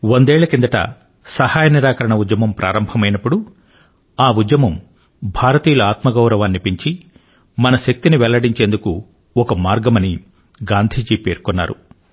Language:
Telugu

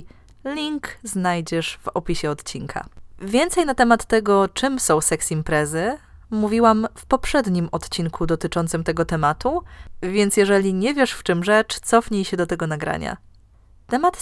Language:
Polish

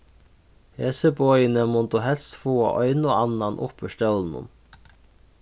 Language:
Faroese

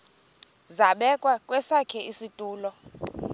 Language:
Xhosa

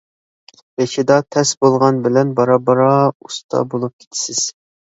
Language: Uyghur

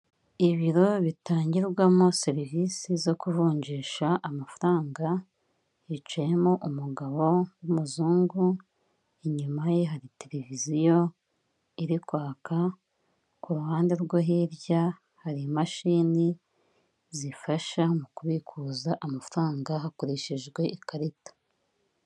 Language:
Kinyarwanda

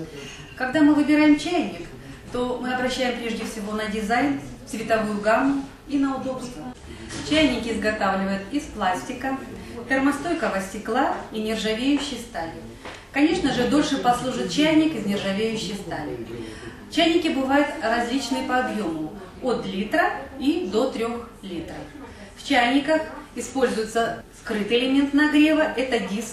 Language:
Russian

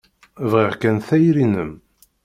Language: Kabyle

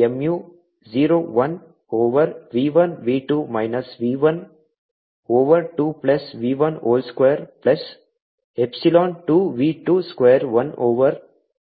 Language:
Kannada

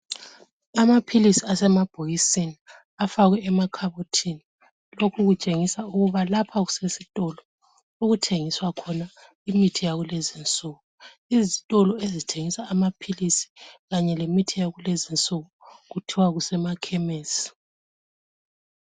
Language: North Ndebele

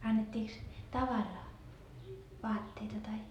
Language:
Finnish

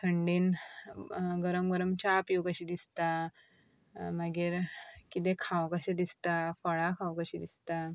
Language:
Konkani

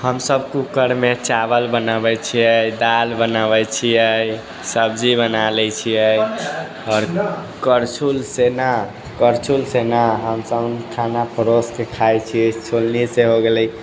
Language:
Maithili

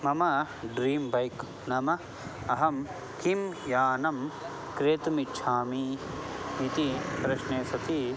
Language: Sanskrit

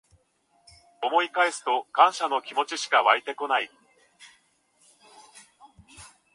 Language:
Japanese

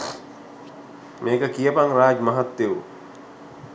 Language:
Sinhala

